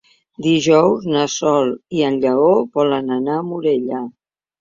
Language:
Catalan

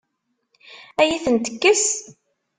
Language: Kabyle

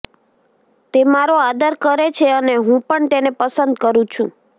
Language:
Gujarati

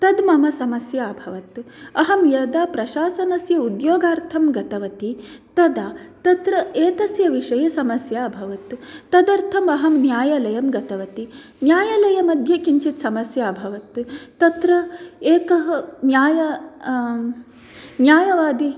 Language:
Sanskrit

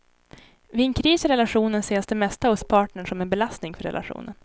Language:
Swedish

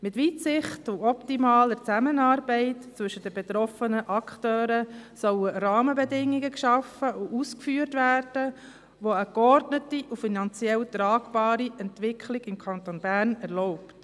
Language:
Swiss German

